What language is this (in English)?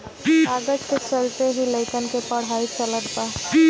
Bhojpuri